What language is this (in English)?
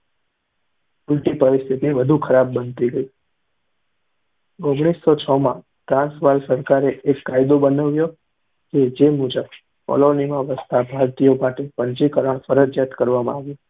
Gujarati